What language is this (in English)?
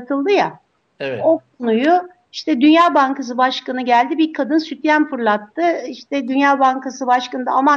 Turkish